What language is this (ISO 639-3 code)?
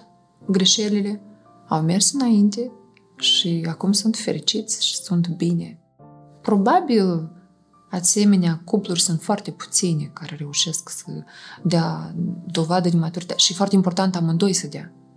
ron